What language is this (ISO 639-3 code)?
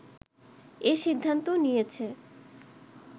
ben